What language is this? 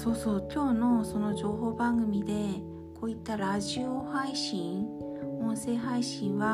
Japanese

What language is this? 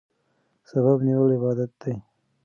Pashto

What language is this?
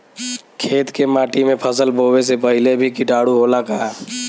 Bhojpuri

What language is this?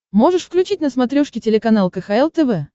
Russian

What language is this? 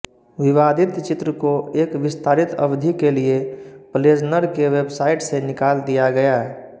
Hindi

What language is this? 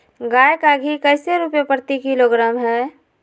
Magahi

